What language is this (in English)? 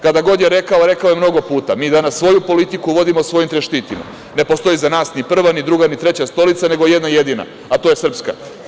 Serbian